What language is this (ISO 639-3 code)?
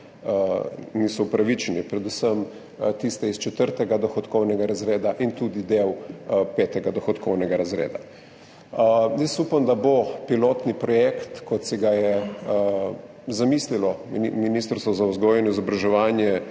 slv